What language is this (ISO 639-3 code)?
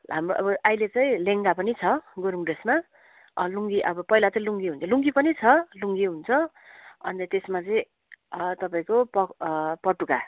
nep